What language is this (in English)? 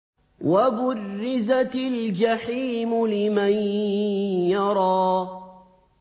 Arabic